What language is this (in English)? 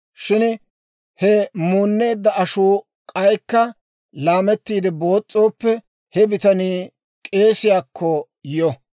Dawro